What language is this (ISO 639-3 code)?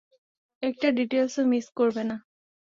ben